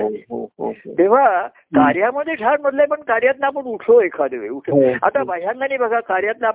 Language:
Marathi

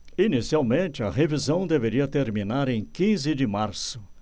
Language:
Portuguese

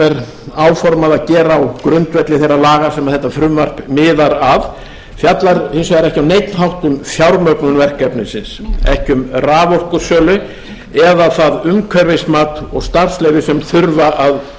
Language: Icelandic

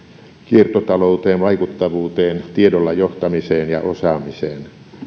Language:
Finnish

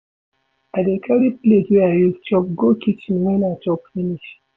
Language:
Nigerian Pidgin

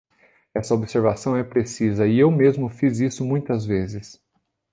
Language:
Portuguese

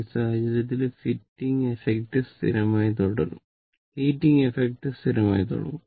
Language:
Malayalam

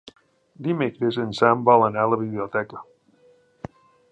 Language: Catalan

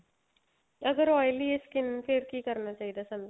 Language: Punjabi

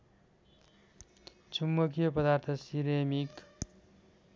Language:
Nepali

